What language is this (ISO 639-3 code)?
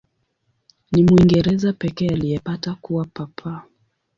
swa